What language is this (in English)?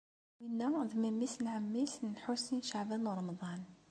Kabyle